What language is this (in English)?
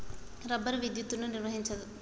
Telugu